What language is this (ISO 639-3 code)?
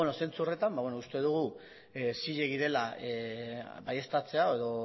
eus